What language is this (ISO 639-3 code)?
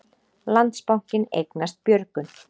isl